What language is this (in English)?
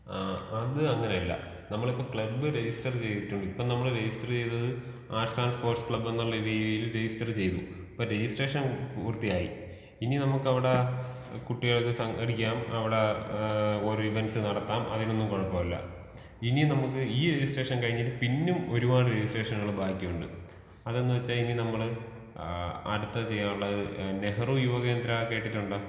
Malayalam